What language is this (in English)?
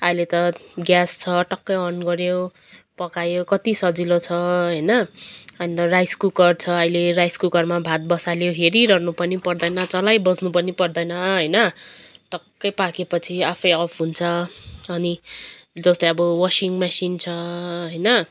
Nepali